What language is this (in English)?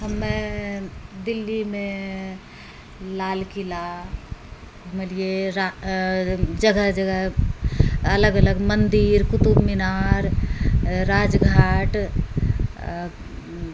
Maithili